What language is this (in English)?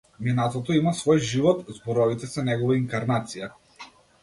Macedonian